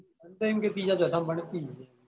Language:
Gujarati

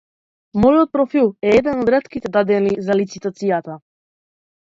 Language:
Macedonian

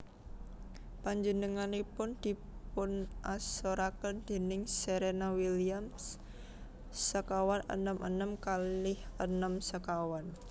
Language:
Javanese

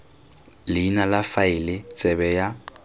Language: Tswana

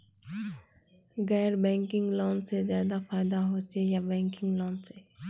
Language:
Magahi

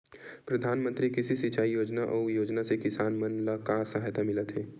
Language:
Chhattisgarhi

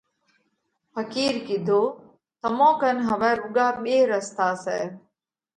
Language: Parkari Koli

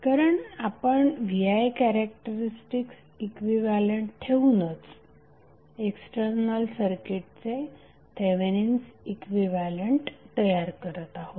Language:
Marathi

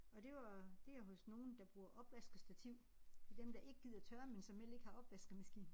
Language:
Danish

